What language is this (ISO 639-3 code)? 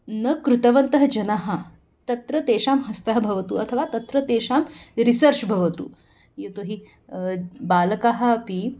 san